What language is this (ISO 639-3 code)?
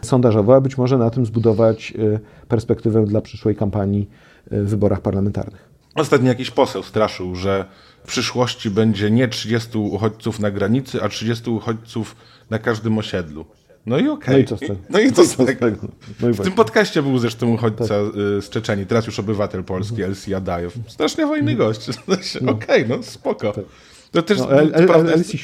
pol